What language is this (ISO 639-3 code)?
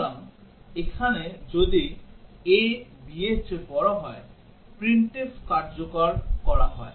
ben